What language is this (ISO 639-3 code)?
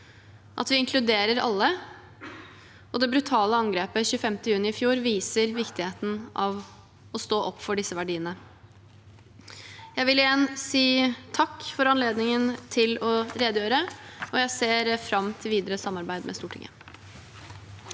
nor